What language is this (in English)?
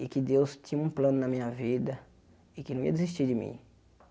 Portuguese